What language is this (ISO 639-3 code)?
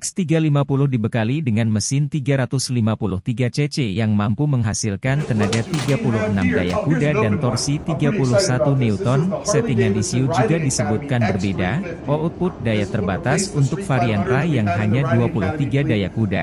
ind